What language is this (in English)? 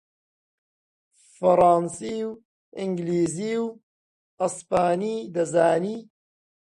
Central Kurdish